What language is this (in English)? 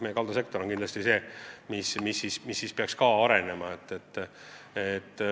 Estonian